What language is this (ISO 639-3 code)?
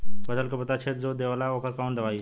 bho